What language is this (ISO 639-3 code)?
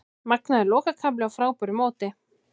isl